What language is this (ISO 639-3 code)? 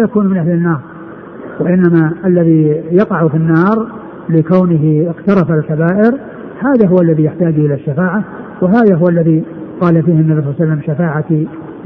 ara